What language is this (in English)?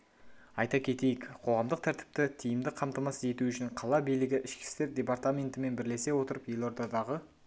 Kazakh